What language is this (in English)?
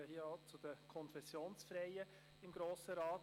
Swiss German